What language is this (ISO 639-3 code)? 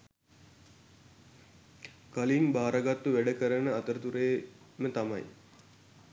sin